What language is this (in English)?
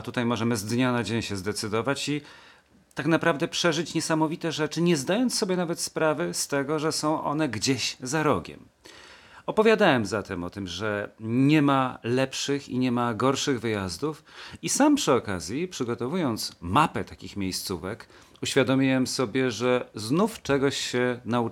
Polish